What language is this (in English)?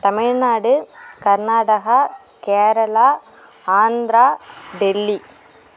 Tamil